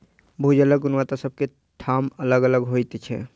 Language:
Maithili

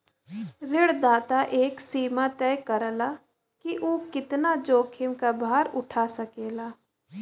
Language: Bhojpuri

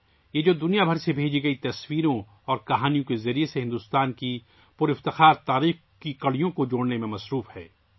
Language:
Urdu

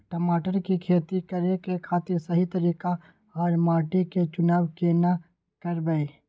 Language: Maithili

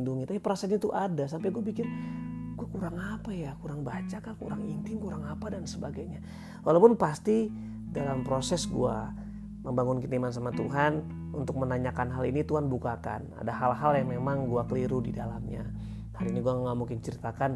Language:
Indonesian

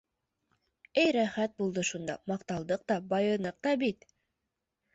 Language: Bashkir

